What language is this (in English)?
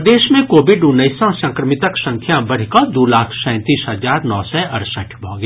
Maithili